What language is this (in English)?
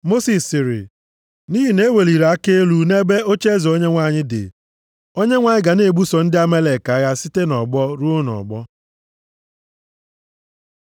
Igbo